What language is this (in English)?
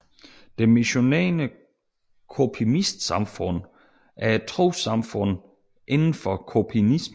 Danish